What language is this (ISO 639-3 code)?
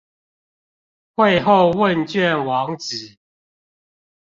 zho